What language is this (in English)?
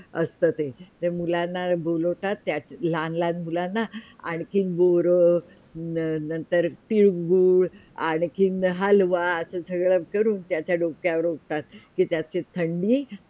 Marathi